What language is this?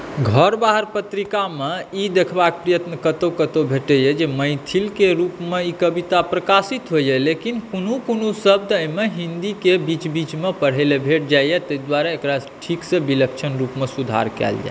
Maithili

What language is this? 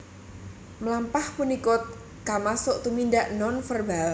Javanese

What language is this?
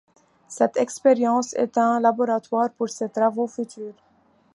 French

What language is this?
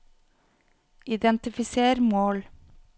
Norwegian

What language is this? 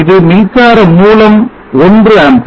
Tamil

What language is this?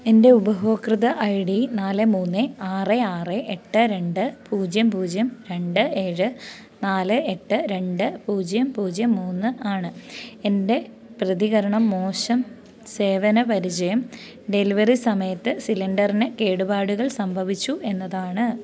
Malayalam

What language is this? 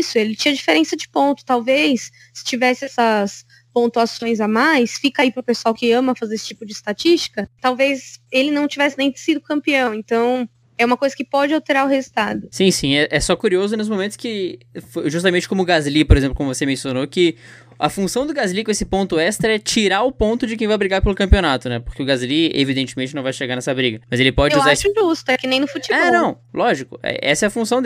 Portuguese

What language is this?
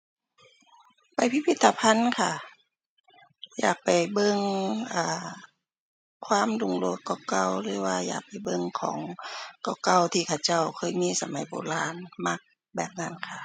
Thai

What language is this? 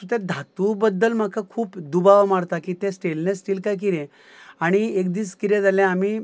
Konkani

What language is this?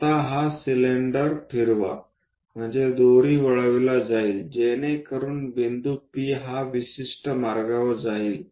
Marathi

